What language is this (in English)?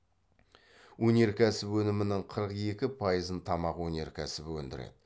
Kazakh